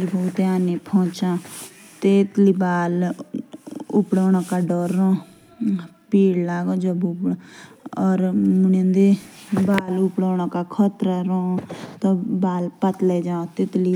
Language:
Jaunsari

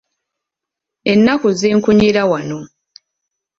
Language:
Ganda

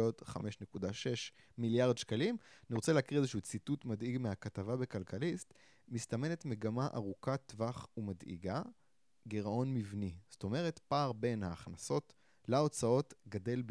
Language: Hebrew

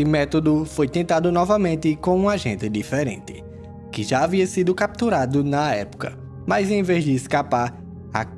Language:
Portuguese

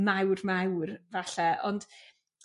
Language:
Welsh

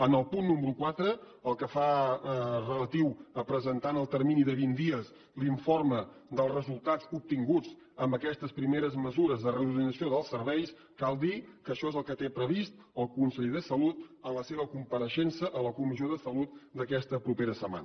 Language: Catalan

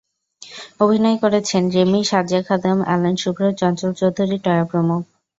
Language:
Bangla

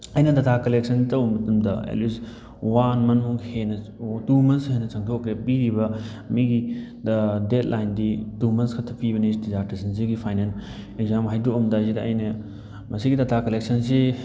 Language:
Manipuri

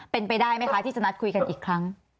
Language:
Thai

